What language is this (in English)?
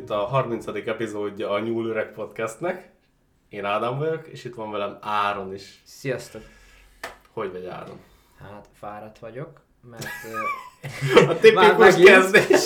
Hungarian